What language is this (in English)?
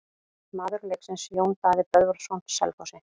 Icelandic